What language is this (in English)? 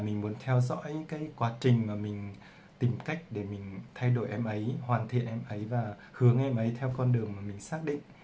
Vietnamese